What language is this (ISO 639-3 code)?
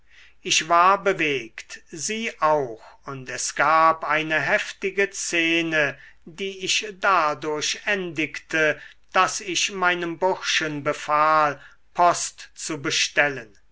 deu